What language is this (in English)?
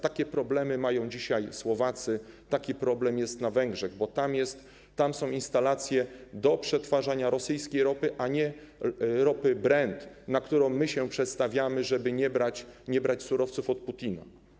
Polish